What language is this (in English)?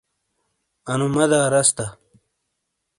Shina